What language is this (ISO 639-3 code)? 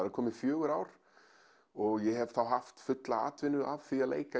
isl